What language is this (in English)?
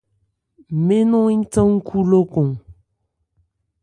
Ebrié